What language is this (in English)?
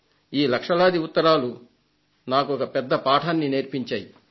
Telugu